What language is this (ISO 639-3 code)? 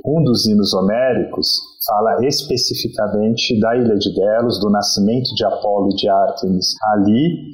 por